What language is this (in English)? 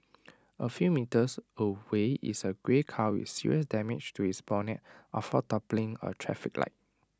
English